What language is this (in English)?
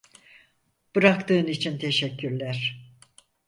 Turkish